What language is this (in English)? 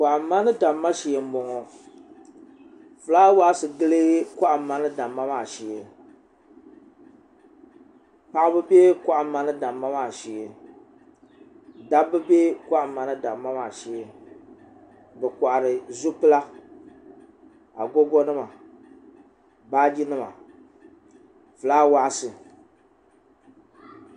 Dagbani